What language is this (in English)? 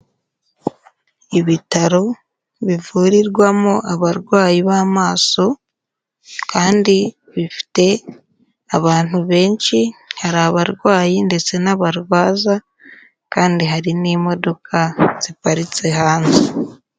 Kinyarwanda